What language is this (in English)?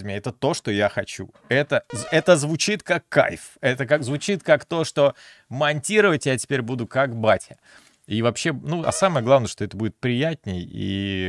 Russian